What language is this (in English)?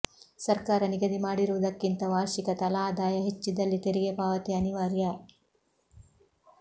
Kannada